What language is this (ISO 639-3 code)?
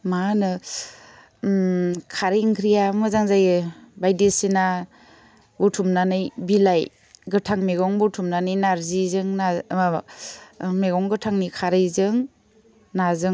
brx